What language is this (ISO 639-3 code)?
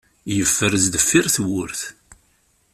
kab